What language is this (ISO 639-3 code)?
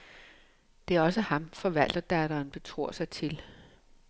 dan